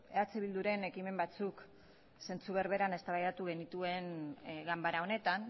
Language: Basque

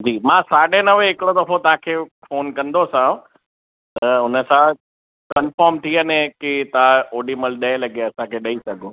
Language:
Sindhi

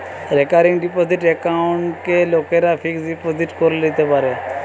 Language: Bangla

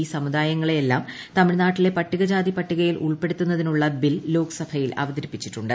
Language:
Malayalam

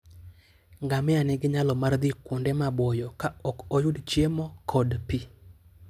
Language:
Luo (Kenya and Tanzania)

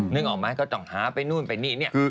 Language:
Thai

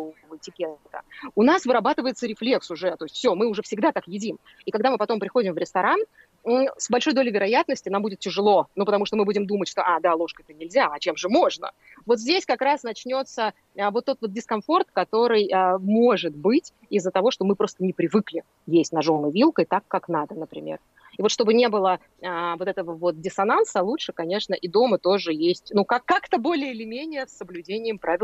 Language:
Russian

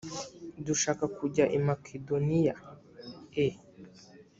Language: Kinyarwanda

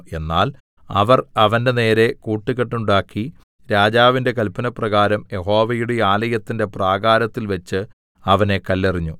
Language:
Malayalam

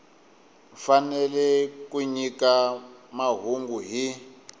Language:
Tsonga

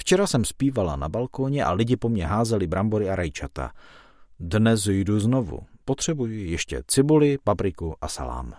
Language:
Czech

